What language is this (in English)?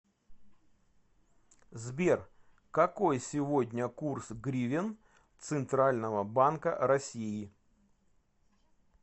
Russian